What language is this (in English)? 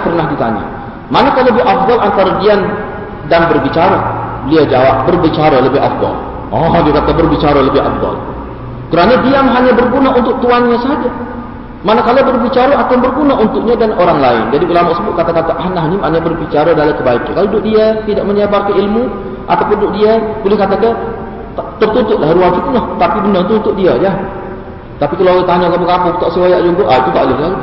Malay